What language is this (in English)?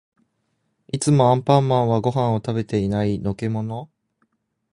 Japanese